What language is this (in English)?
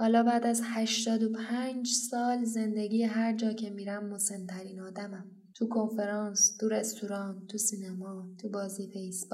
Persian